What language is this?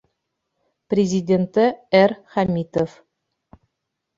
Bashkir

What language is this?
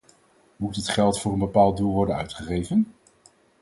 Dutch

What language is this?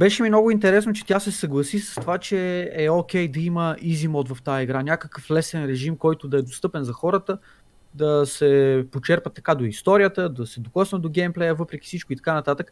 Bulgarian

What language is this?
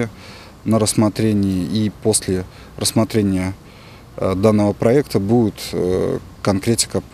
Russian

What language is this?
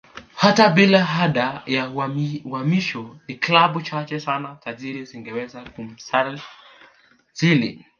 Swahili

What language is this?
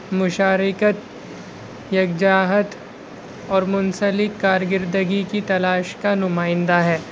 Urdu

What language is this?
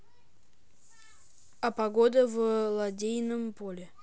Russian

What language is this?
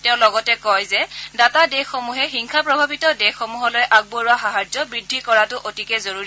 Assamese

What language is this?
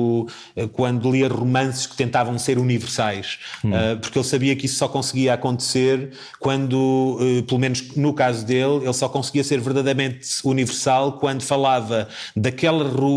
Portuguese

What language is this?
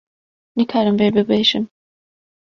Kurdish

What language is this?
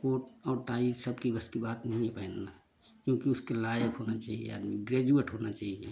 Hindi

